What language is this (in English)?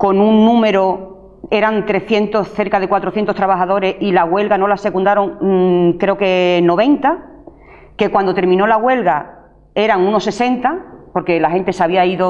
Spanish